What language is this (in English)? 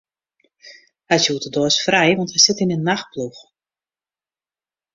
Western Frisian